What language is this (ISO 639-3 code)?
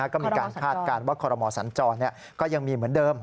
tha